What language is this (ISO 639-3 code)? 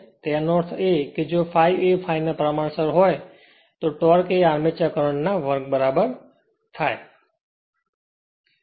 guj